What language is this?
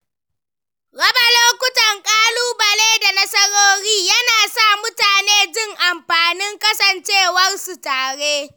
Hausa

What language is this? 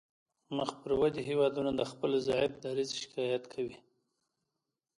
Pashto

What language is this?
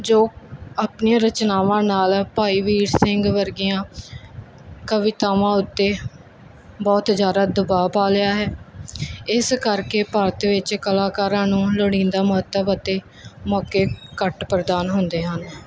Punjabi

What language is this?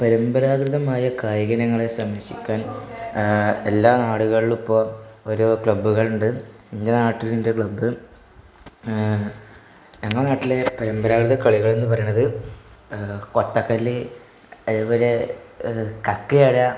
Malayalam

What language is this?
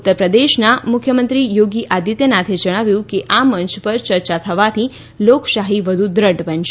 Gujarati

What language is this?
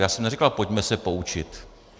Czech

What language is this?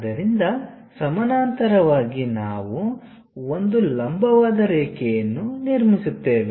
Kannada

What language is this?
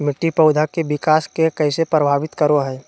Magahi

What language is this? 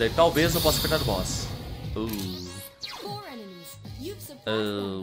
Portuguese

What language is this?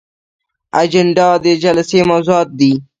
Pashto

